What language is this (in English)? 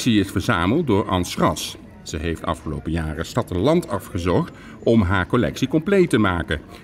Dutch